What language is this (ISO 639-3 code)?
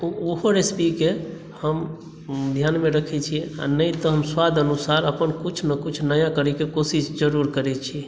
mai